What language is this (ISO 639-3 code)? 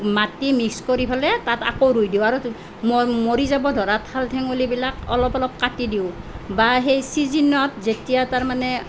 asm